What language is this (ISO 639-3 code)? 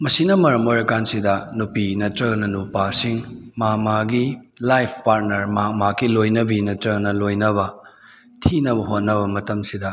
mni